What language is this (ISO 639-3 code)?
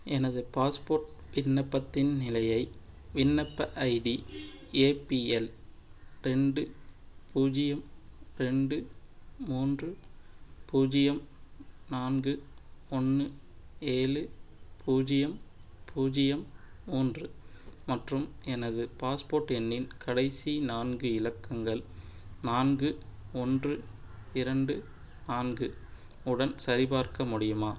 tam